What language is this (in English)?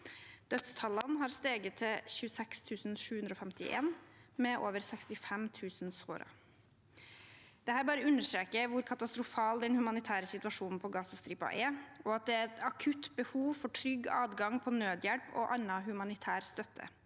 Norwegian